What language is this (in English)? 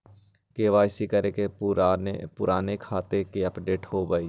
Magahi